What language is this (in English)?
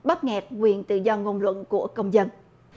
Vietnamese